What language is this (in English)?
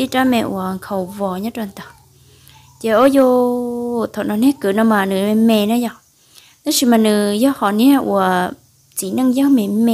Vietnamese